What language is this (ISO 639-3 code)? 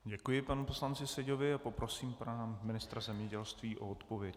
ces